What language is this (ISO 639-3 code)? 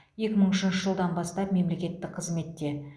kaz